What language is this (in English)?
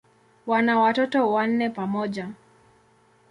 Swahili